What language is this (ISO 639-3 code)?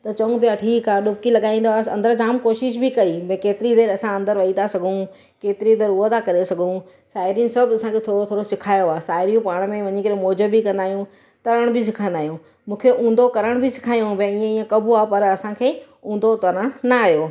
snd